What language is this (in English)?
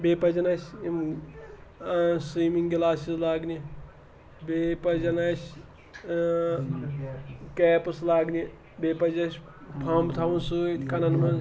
Kashmiri